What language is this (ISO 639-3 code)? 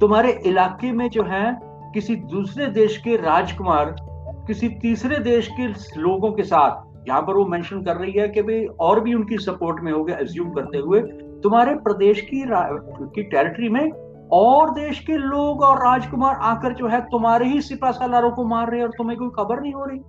hin